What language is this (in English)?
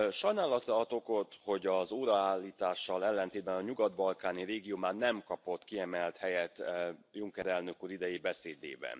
Hungarian